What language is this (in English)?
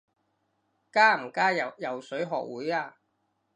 Cantonese